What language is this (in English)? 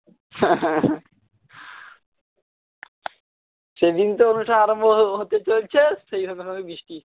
Bangla